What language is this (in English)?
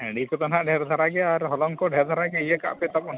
Santali